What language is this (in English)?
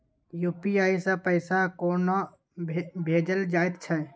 Maithili